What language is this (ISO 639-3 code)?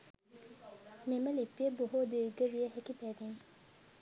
sin